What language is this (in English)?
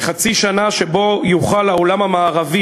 Hebrew